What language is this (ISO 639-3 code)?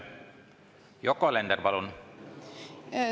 est